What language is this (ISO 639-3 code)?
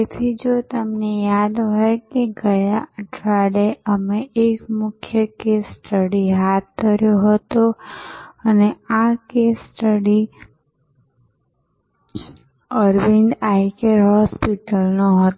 guj